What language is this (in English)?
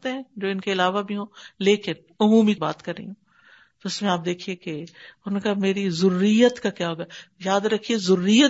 Urdu